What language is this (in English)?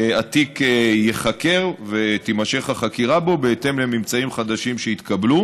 Hebrew